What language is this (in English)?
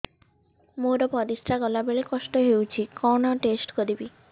Odia